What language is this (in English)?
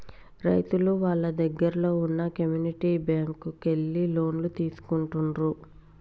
Telugu